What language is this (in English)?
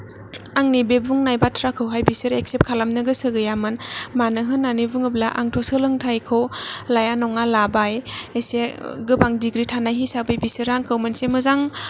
Bodo